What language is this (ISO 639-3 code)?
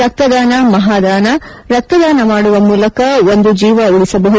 kan